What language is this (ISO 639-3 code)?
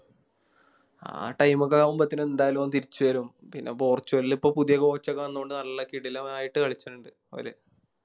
mal